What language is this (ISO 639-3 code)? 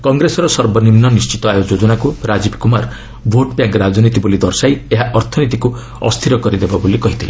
ori